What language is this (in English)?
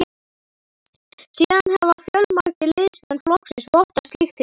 Icelandic